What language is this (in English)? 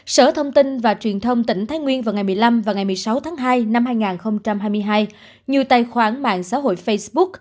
Vietnamese